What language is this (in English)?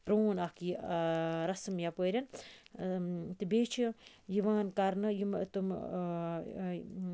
Kashmiri